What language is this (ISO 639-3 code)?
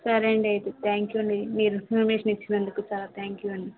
tel